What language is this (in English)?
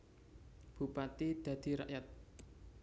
Javanese